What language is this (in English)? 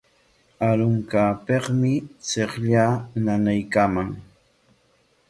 Corongo Ancash Quechua